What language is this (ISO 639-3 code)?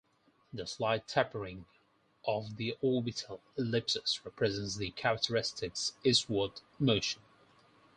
eng